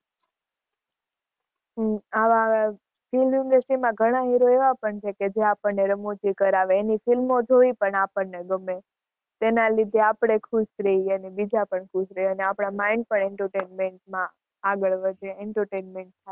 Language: Gujarati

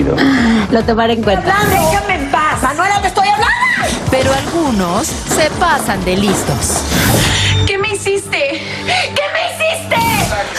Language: Spanish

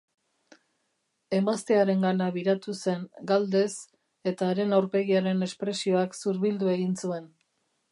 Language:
Basque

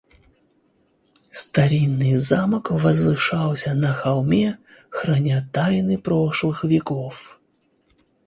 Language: Russian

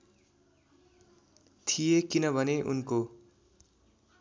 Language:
Nepali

